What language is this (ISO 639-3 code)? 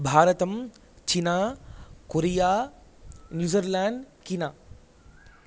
san